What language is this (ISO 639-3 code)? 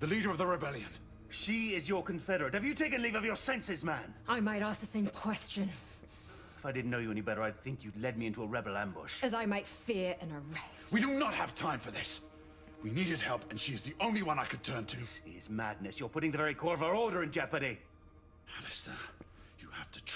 vie